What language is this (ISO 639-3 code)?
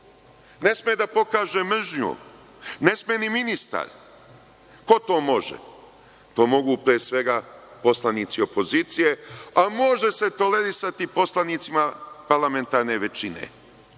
srp